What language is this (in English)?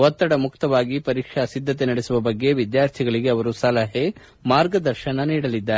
Kannada